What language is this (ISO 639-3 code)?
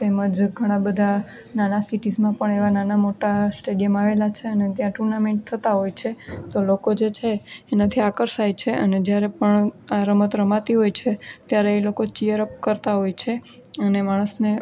guj